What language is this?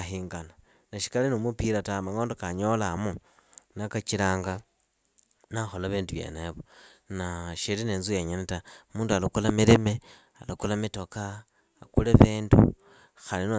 Idakho-Isukha-Tiriki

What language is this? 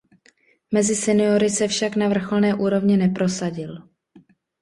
Czech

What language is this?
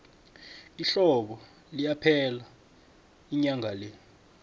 South Ndebele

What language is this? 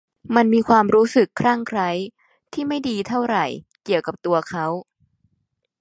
Thai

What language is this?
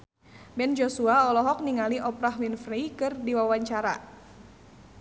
Sundanese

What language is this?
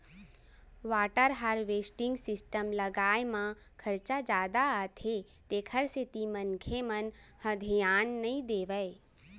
Chhattisgarhi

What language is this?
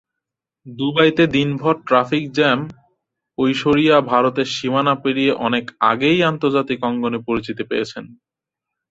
Bangla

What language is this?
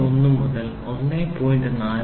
Malayalam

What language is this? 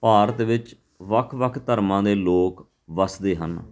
Punjabi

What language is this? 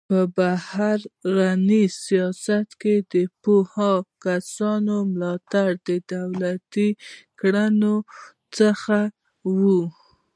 Pashto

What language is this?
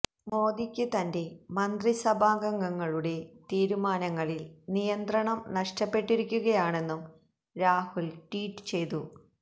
Malayalam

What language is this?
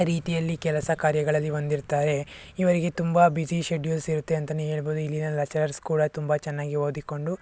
Kannada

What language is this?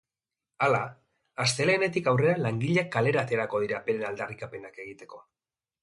Basque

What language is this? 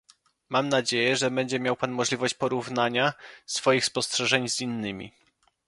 Polish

